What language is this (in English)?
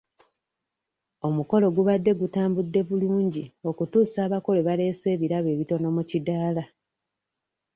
Ganda